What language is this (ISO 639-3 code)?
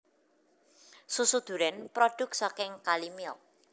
jav